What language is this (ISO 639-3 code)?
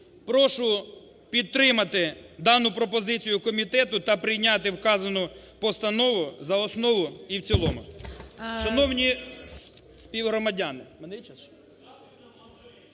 ukr